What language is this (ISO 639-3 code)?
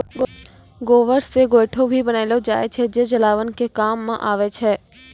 mai